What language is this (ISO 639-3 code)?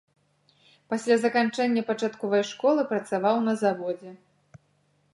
bel